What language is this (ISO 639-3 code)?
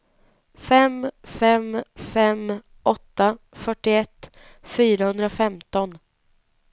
swe